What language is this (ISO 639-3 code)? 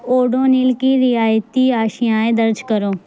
urd